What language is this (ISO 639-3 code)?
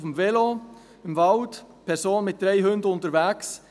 gsw